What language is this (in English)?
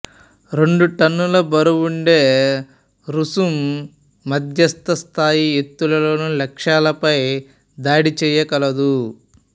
Telugu